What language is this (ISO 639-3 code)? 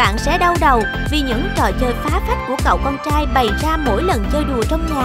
vie